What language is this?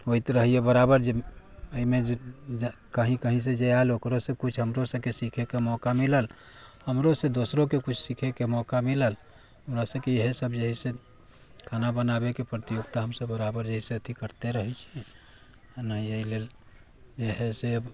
Maithili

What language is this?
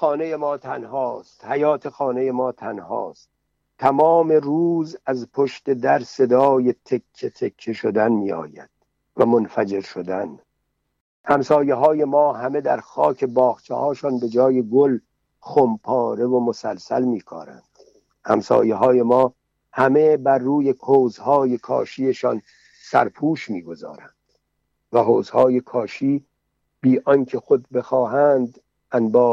Persian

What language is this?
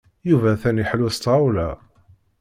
Kabyle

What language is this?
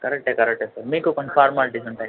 Telugu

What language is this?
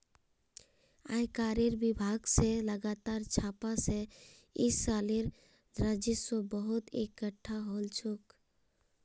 Magahi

